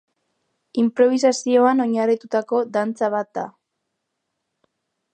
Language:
Basque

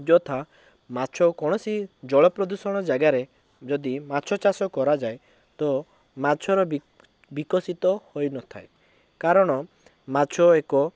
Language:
Odia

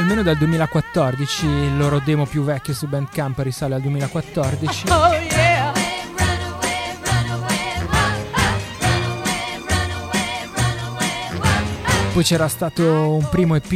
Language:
Italian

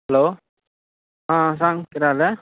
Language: Konkani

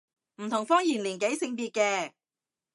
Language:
Cantonese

